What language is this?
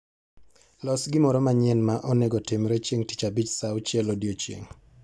Luo (Kenya and Tanzania)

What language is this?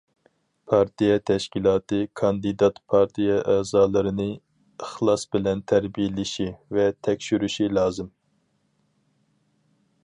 Uyghur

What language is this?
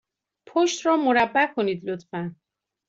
Persian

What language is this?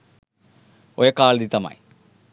Sinhala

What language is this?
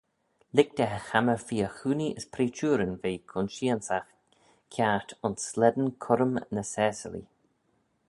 Manx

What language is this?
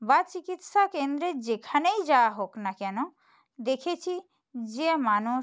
Bangla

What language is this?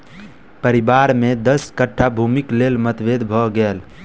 Maithili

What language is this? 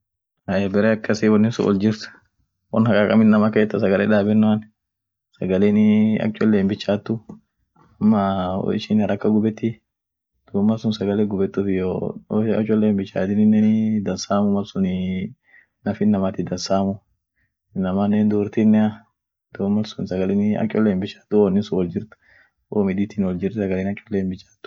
Orma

